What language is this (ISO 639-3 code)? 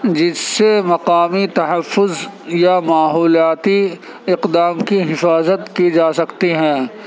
urd